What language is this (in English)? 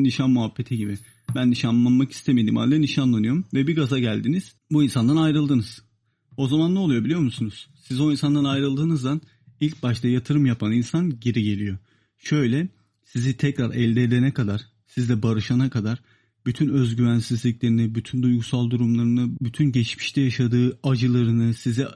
Turkish